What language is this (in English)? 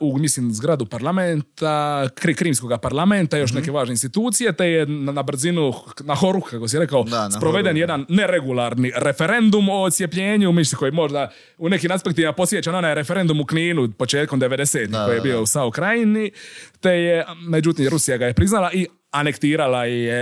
Croatian